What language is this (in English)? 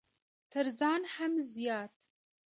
Pashto